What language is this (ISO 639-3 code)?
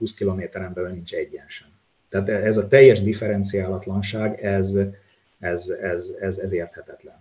hun